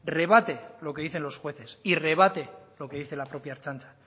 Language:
Spanish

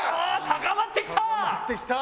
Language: Japanese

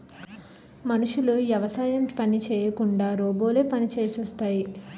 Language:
Telugu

